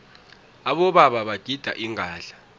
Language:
South Ndebele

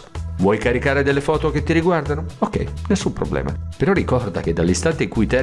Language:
Italian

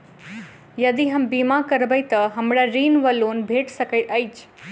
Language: Maithili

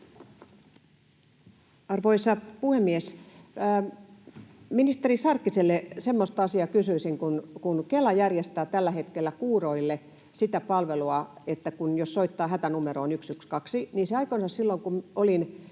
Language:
Finnish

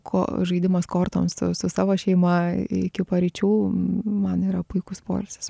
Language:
Lithuanian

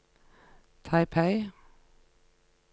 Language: Norwegian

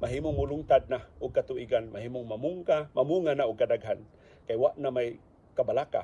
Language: Filipino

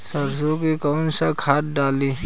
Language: Bhojpuri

